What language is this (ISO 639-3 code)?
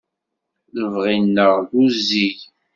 kab